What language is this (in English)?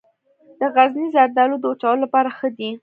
Pashto